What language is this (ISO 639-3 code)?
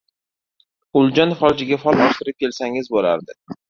uzb